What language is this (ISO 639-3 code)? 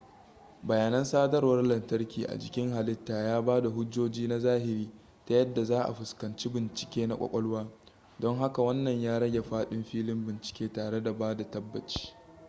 hau